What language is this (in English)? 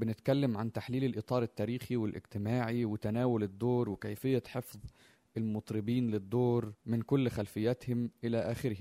Arabic